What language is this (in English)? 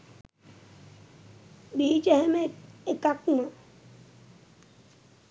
Sinhala